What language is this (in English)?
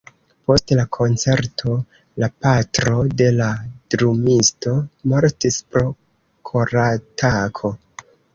Esperanto